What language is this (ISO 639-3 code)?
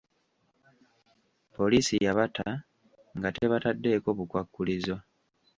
lug